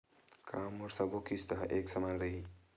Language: Chhattisgarhi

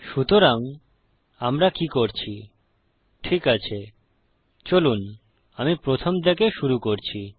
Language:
Bangla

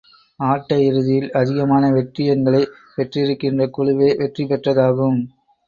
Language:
Tamil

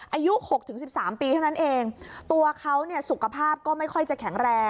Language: Thai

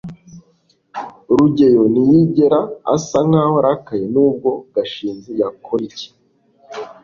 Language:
Kinyarwanda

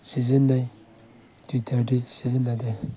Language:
Manipuri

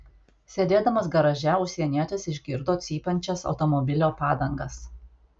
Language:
Lithuanian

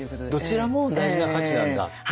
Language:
Japanese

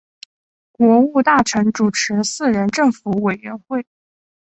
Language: Chinese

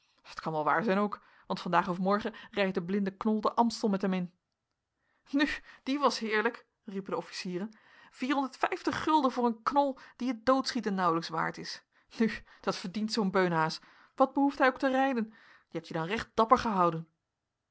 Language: Dutch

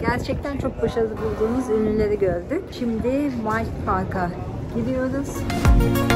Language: Turkish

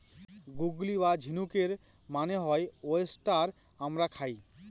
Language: Bangla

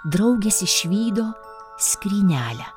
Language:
Lithuanian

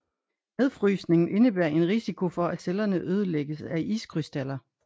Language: Danish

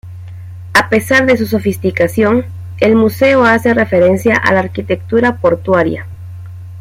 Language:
Spanish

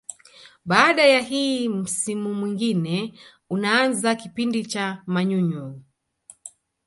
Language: Swahili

